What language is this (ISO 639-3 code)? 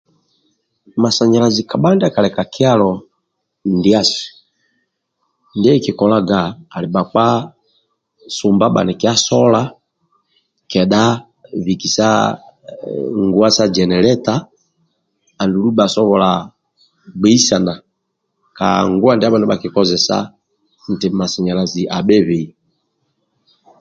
rwm